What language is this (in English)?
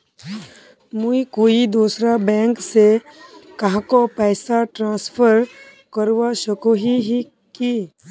Magahi